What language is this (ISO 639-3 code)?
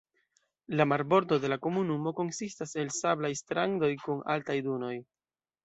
epo